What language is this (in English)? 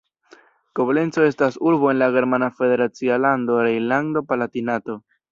Esperanto